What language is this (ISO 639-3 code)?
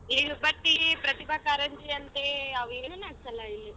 kan